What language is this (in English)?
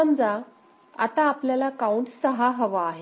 Marathi